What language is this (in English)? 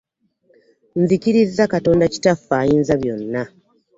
Ganda